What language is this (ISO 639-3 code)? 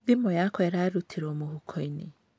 kik